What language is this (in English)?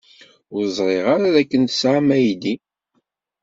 Kabyle